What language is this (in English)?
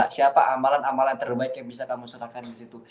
Indonesian